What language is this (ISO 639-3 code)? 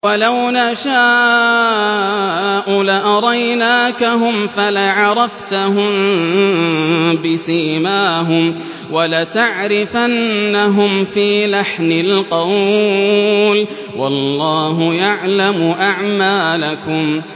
ara